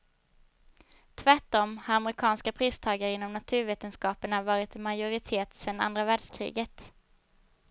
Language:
Swedish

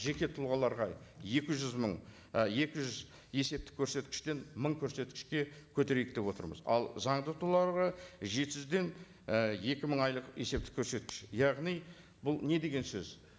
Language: Kazakh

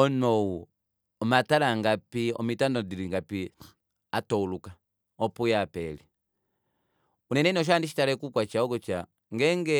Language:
Kuanyama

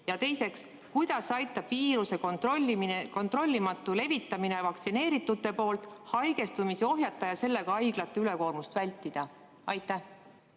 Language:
Estonian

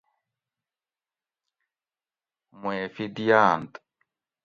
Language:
Gawri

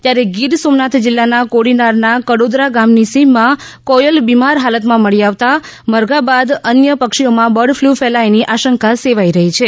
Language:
Gujarati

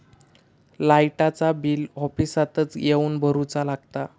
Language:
Marathi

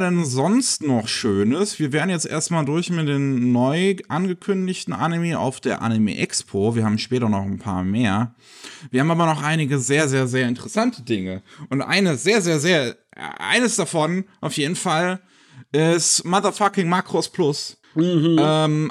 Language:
German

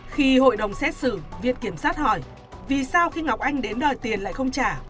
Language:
Vietnamese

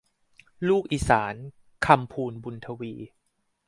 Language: Thai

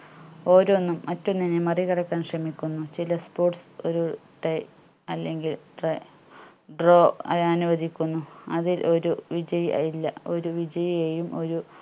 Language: Malayalam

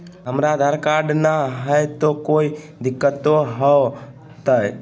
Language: Magahi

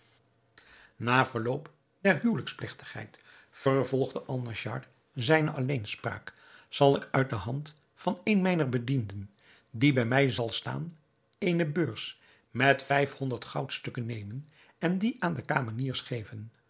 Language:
Dutch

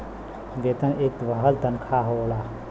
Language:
Bhojpuri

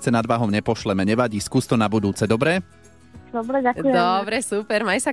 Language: Slovak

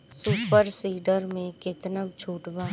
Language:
Bhojpuri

